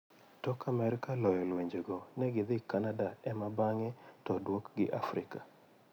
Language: Luo (Kenya and Tanzania)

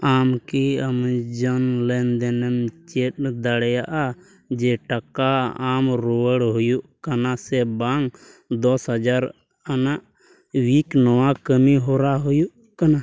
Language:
Santali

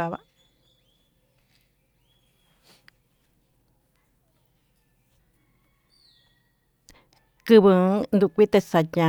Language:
Tututepec Mixtec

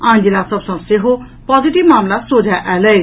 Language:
Maithili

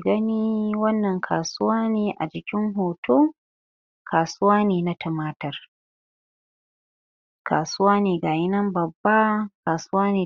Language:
Hausa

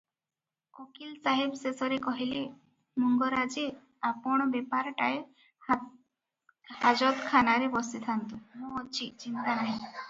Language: Odia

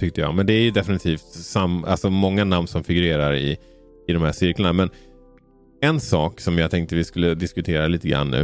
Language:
Swedish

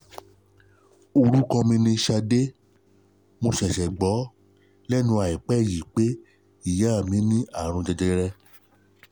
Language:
Yoruba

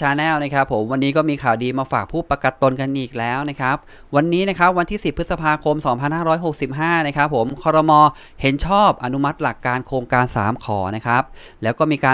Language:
Thai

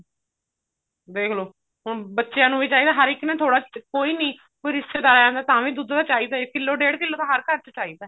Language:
Punjabi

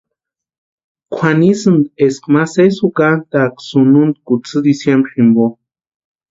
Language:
Western Highland Purepecha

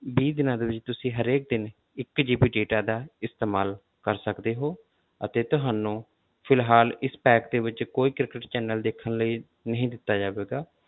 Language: Punjabi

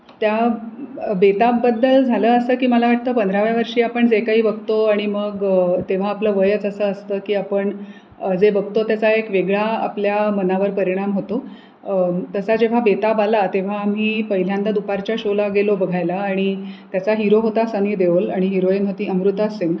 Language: Marathi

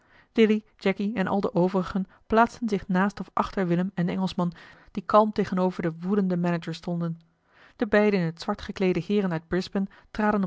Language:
Dutch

